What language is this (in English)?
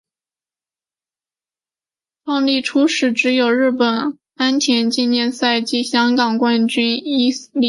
Chinese